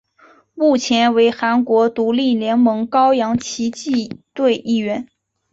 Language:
Chinese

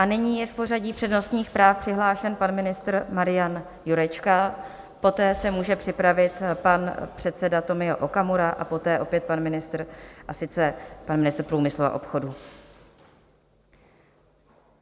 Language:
Czech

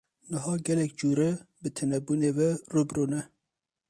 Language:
Kurdish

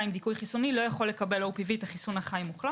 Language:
Hebrew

